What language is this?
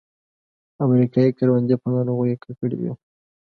Pashto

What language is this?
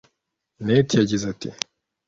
Kinyarwanda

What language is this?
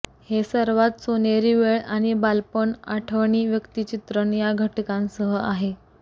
Marathi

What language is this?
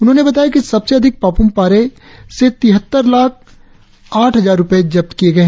Hindi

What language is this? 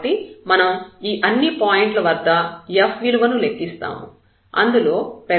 Telugu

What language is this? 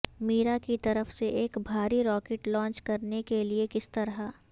Urdu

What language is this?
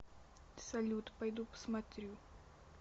Russian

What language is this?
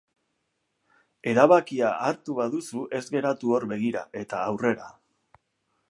Basque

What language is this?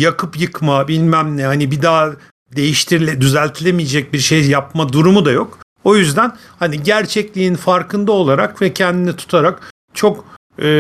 Turkish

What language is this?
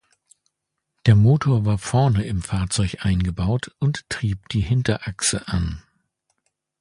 German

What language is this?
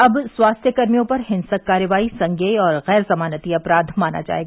Hindi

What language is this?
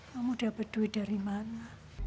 Indonesian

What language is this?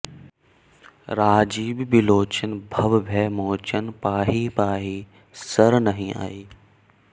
Sanskrit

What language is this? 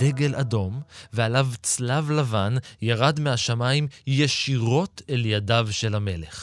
Hebrew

